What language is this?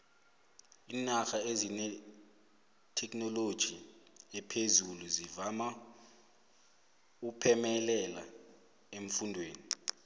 South Ndebele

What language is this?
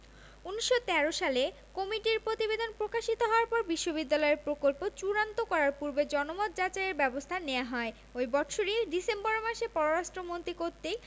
Bangla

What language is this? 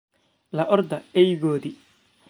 Somali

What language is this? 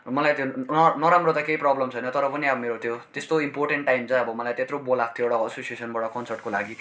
Nepali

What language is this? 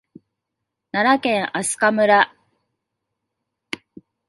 Japanese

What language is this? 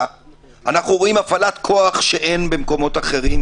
Hebrew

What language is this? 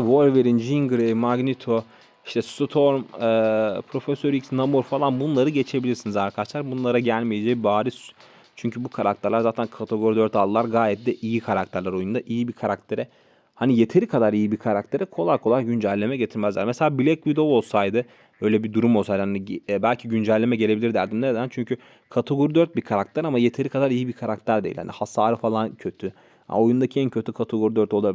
Turkish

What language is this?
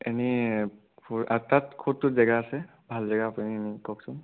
Assamese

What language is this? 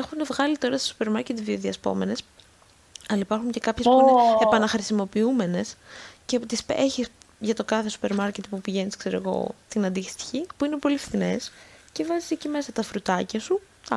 Greek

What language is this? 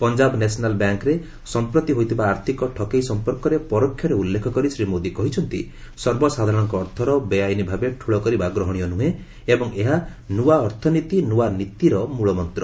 Odia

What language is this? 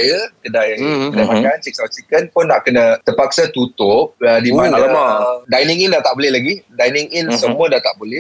Malay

